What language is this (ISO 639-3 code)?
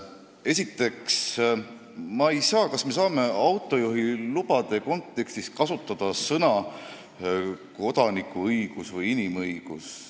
est